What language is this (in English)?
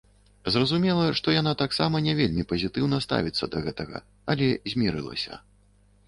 Belarusian